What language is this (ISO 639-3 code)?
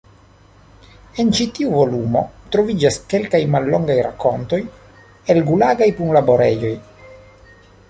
epo